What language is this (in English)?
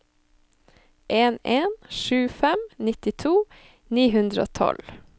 Norwegian